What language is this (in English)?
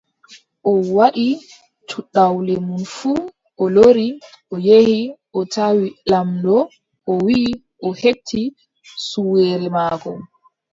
Adamawa Fulfulde